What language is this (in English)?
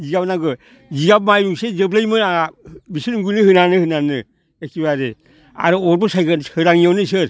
Bodo